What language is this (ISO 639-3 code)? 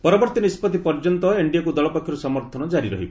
ori